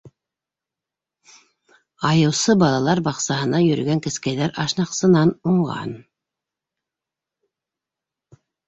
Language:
Bashkir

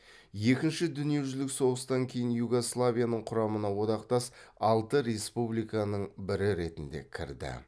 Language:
Kazakh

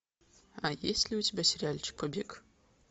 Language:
Russian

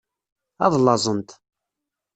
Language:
Kabyle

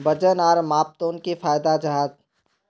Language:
Magahi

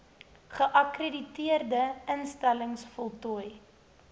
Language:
Afrikaans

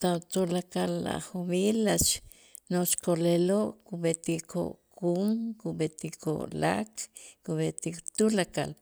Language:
Itzá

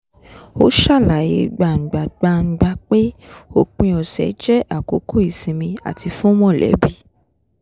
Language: Yoruba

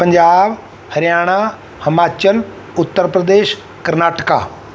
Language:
Punjabi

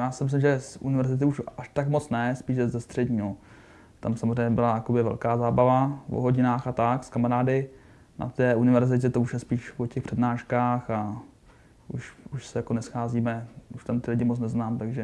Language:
Czech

